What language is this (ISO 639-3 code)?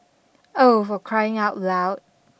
eng